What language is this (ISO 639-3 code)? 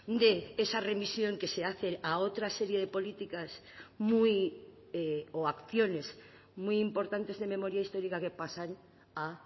spa